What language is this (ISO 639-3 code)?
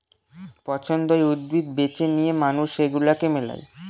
ben